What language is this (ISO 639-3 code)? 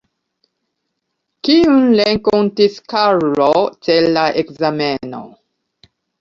epo